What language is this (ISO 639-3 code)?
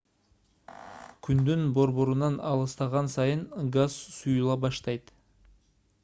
kir